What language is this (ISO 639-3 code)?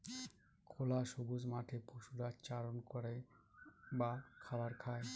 ben